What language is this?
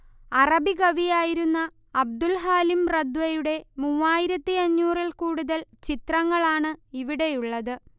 Malayalam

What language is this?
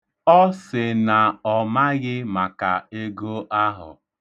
Igbo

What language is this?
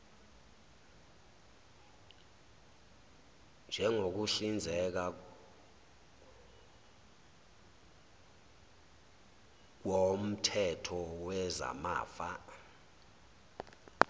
Zulu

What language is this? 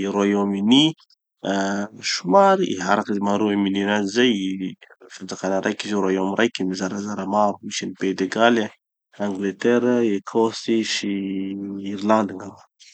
Tanosy Malagasy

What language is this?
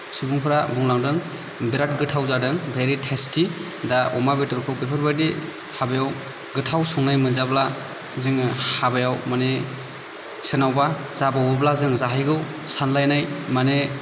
Bodo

